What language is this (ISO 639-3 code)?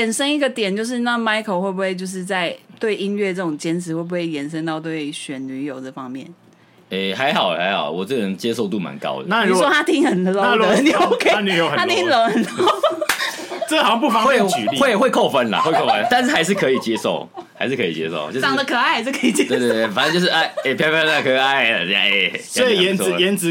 zho